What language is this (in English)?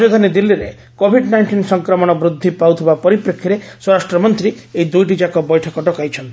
Odia